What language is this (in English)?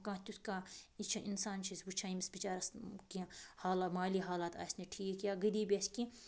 Kashmiri